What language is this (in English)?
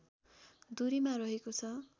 Nepali